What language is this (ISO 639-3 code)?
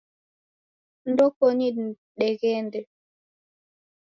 dav